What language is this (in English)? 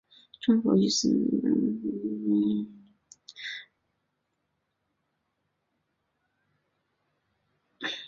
Chinese